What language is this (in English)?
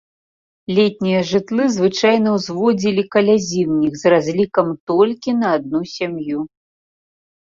Belarusian